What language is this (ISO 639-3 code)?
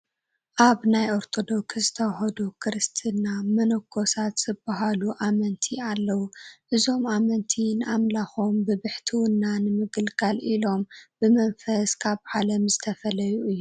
tir